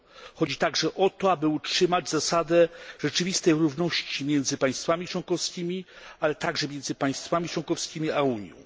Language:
Polish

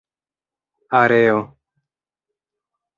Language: Esperanto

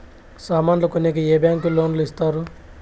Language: Telugu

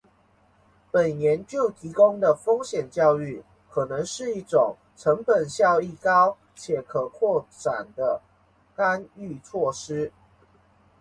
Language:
Chinese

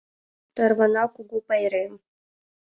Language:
Mari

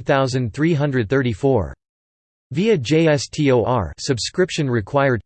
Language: English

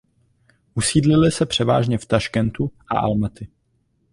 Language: Czech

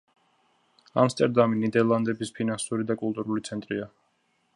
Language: Georgian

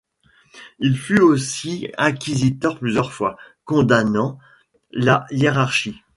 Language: French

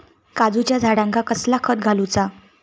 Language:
Marathi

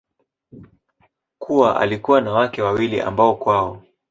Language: Swahili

